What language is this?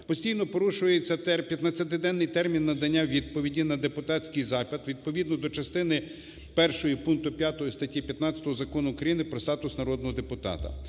Ukrainian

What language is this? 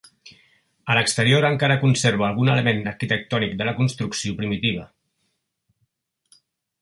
Catalan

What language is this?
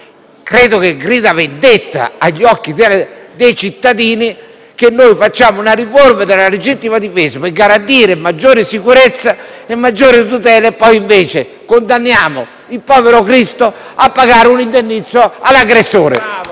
Italian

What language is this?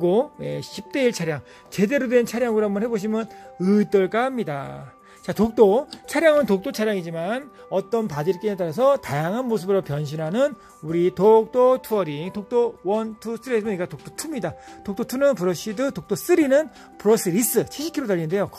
Korean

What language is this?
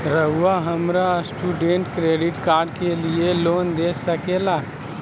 Magahi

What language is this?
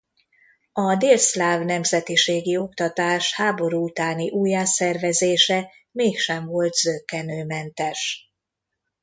Hungarian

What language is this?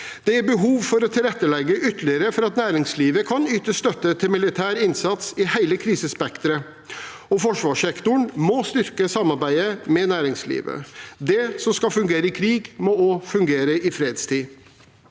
Norwegian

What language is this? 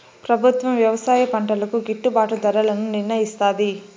Telugu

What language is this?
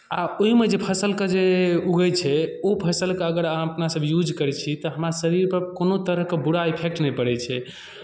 Maithili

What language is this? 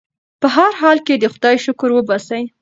Pashto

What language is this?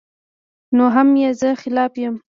Pashto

